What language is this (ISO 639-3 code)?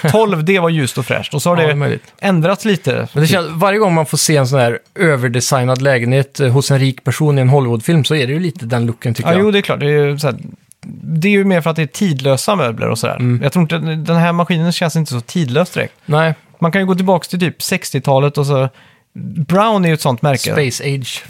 swe